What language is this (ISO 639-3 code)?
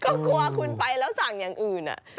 tha